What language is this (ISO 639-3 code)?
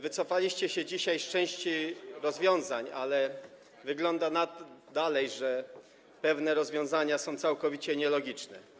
pol